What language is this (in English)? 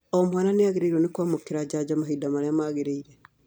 Kikuyu